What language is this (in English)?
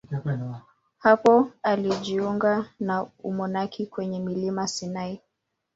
Swahili